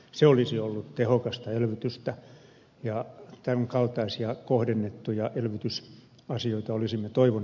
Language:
Finnish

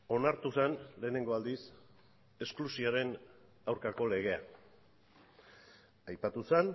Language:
Basque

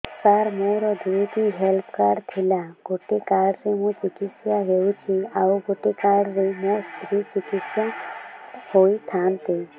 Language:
Odia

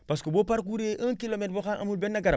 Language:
Wolof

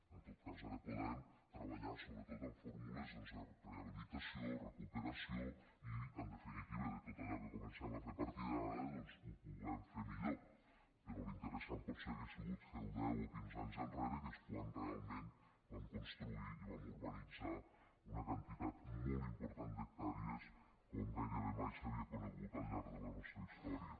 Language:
Catalan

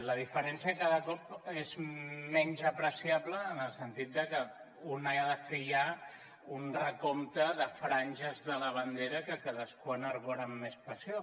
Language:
Catalan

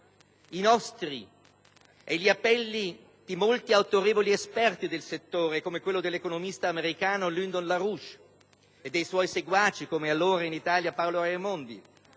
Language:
Italian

